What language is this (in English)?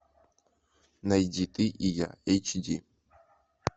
Russian